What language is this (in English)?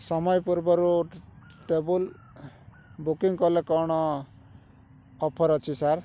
Odia